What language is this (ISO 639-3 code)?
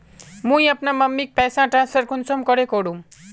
mag